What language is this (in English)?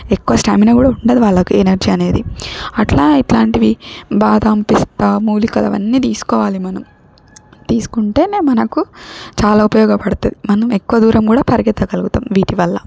Telugu